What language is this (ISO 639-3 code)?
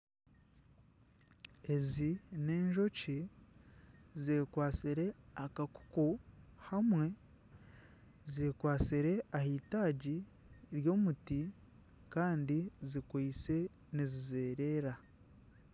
nyn